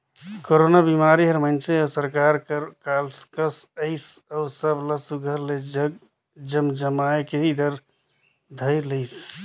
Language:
Chhattisgarhi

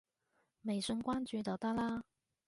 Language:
Cantonese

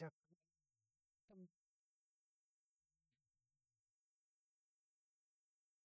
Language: Dadiya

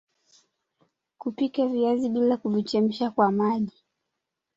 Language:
Swahili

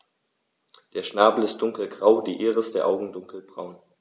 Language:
German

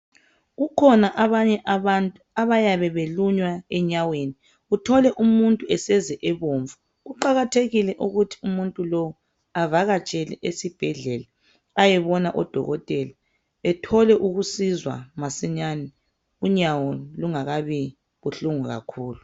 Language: North Ndebele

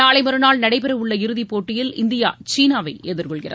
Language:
Tamil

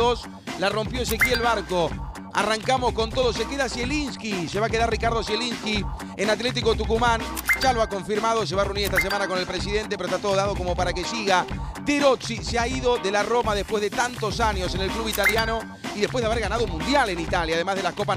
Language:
Spanish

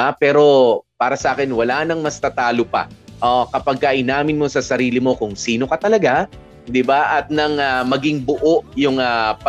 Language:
Filipino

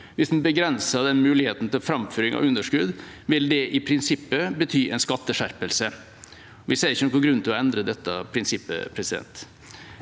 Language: Norwegian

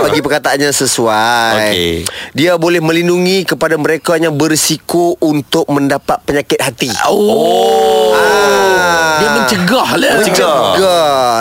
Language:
Malay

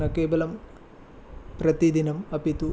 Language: Sanskrit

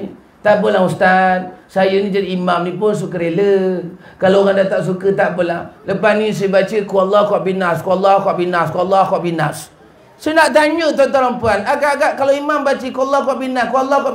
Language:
Malay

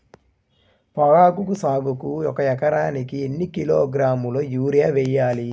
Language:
Telugu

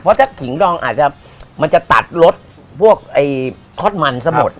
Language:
Thai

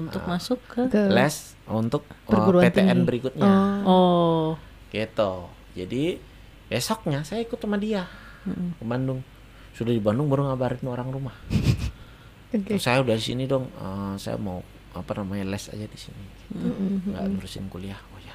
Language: Indonesian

